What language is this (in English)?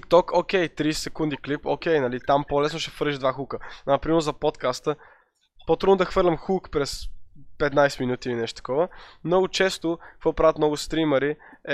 Bulgarian